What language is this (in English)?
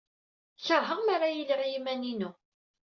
Kabyle